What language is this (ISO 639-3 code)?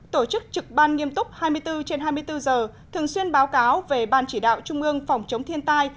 vie